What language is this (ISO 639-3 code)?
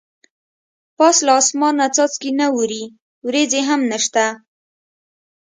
pus